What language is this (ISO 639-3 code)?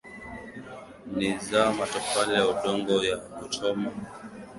swa